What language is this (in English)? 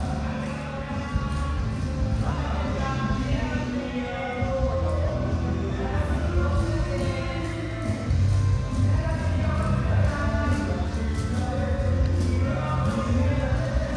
Japanese